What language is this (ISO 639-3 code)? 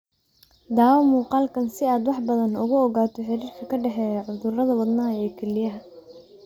som